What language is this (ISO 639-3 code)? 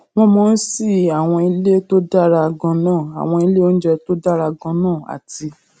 yor